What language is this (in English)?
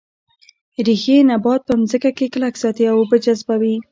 Pashto